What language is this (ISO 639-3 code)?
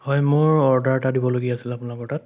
asm